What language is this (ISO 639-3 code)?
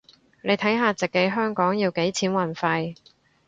yue